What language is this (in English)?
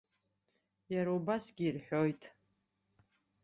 Abkhazian